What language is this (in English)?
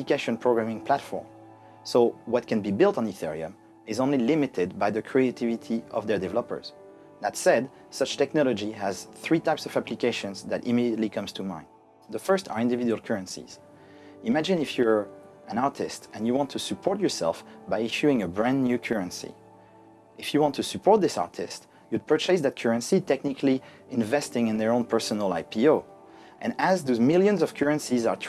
English